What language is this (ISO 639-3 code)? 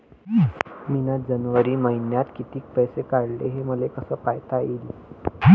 mar